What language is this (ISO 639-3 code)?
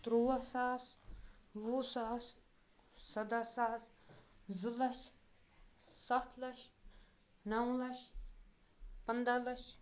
kas